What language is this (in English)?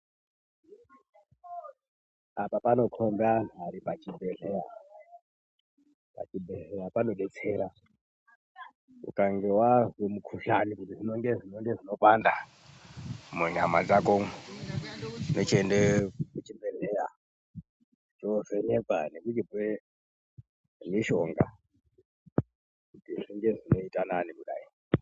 Ndau